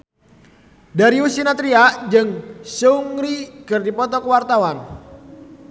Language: Sundanese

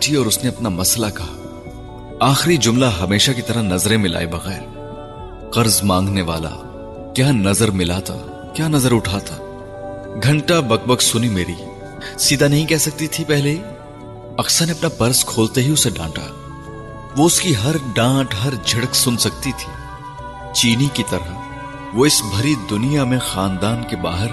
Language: Urdu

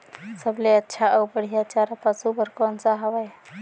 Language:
Chhattisgarhi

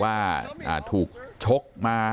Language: Thai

